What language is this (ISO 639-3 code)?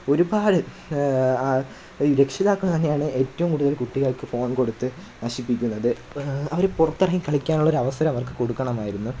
mal